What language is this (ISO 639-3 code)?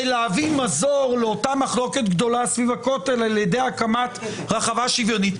heb